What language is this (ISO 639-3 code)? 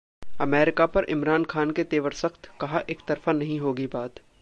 hin